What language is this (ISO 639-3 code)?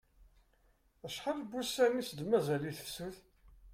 kab